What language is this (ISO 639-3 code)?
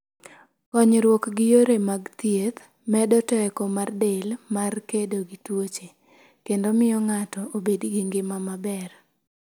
luo